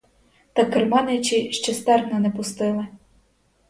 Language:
Ukrainian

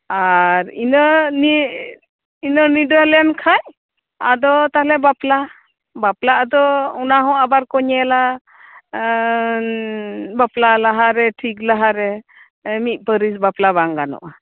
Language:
Santali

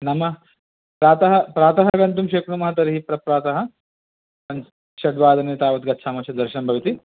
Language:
Sanskrit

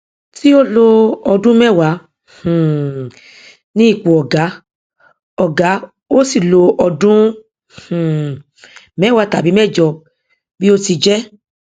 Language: Yoruba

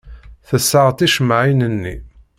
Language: Kabyle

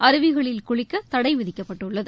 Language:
Tamil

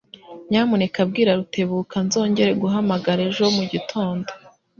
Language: Kinyarwanda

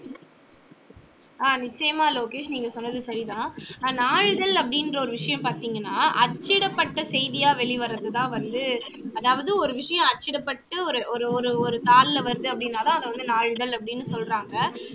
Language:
Tamil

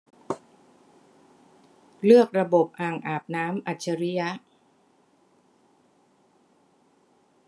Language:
Thai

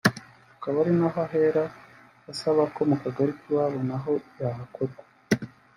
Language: Kinyarwanda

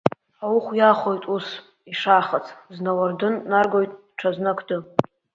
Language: Abkhazian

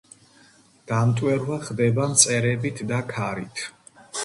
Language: Georgian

